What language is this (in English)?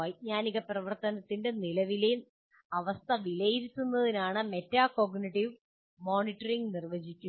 Malayalam